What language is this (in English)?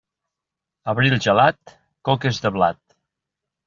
Catalan